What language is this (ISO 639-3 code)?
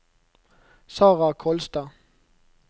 nor